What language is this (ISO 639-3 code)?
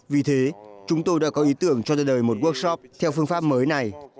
vie